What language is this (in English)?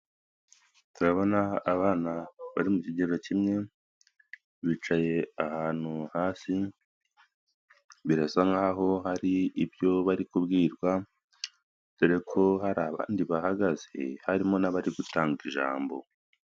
Kinyarwanda